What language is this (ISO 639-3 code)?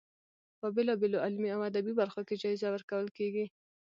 pus